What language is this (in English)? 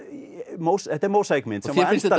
Icelandic